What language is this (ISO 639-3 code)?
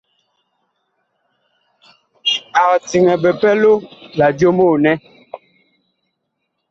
bkh